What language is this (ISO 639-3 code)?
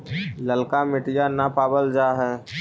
mag